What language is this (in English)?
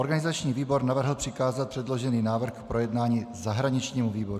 Czech